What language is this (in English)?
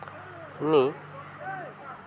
Santali